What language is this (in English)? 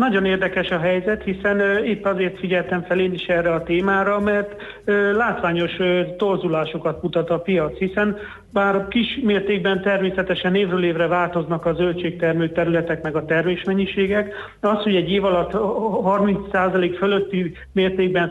Hungarian